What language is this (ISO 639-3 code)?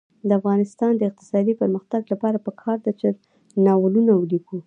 pus